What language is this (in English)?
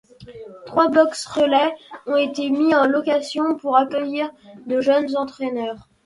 French